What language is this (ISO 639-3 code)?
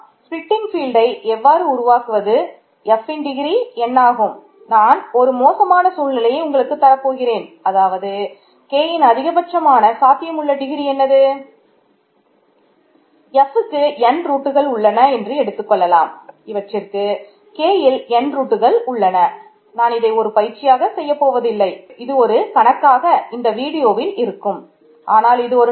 tam